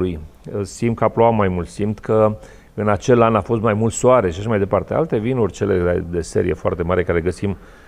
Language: Romanian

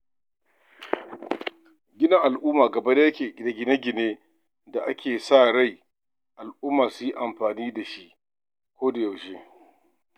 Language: Hausa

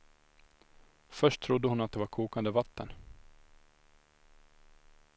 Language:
Swedish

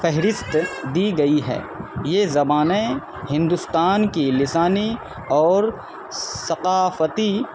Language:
Urdu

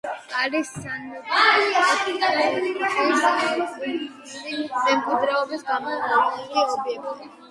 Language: Georgian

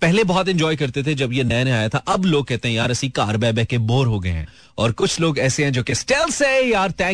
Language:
Hindi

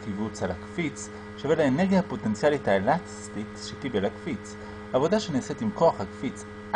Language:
Hebrew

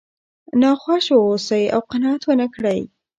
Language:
Pashto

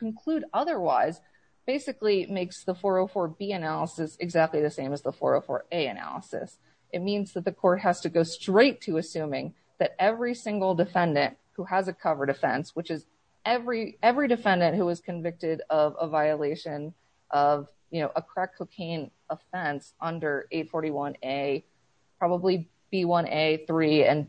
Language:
English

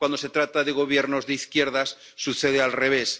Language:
Spanish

